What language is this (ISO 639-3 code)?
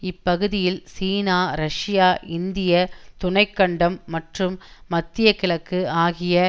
tam